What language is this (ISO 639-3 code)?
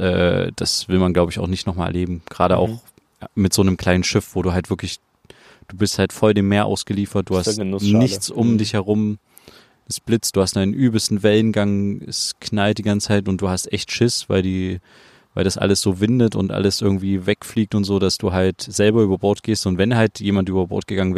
deu